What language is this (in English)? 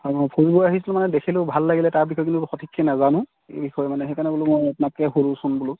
Assamese